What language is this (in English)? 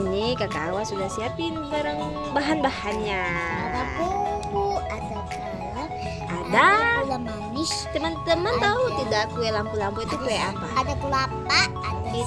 Indonesian